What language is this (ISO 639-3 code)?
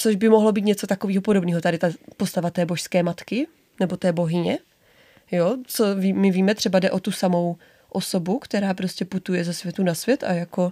ces